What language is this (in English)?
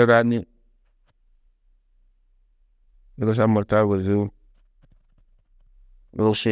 Tedaga